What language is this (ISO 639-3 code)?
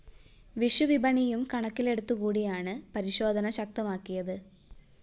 mal